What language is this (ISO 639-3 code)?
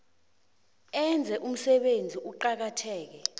nbl